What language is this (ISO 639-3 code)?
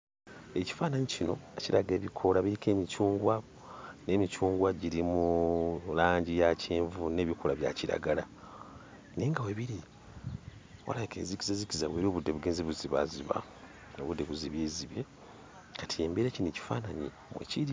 lug